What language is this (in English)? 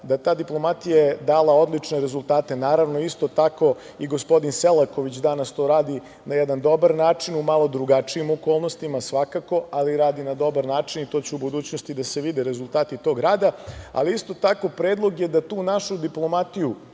Serbian